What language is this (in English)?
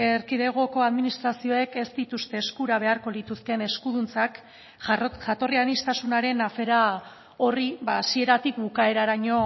Basque